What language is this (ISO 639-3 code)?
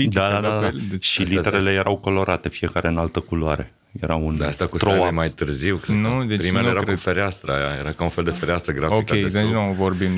ron